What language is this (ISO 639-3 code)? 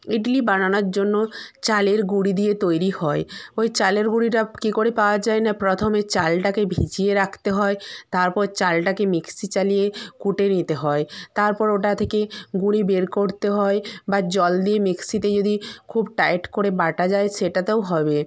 ben